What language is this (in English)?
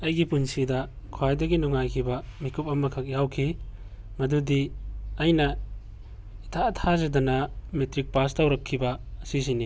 Manipuri